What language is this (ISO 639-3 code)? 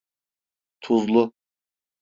tur